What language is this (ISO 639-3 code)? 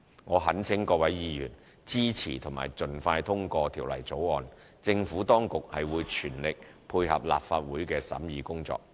yue